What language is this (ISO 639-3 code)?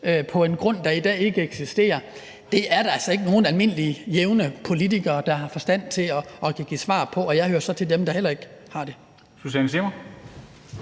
dan